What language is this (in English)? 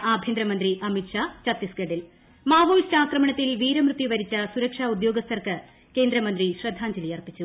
Malayalam